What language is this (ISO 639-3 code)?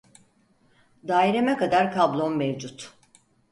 tur